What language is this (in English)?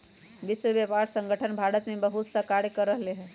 Magahi